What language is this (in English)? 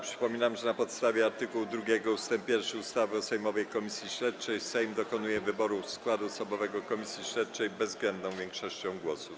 Polish